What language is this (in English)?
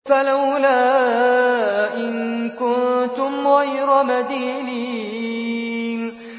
Arabic